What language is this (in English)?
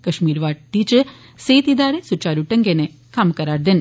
Dogri